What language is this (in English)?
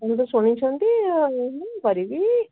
Odia